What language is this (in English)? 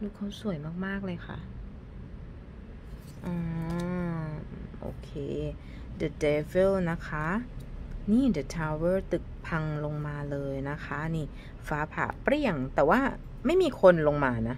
Thai